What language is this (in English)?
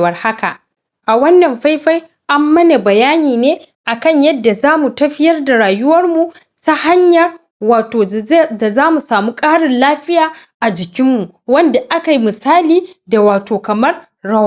Hausa